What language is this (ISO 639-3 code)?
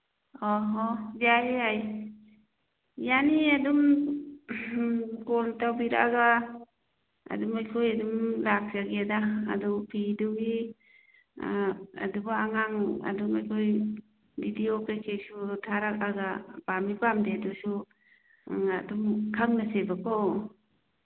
mni